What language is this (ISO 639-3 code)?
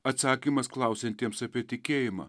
lit